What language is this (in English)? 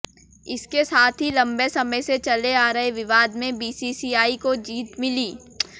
Hindi